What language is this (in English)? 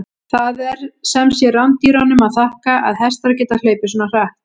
Icelandic